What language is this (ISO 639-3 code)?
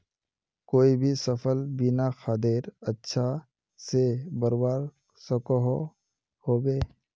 mag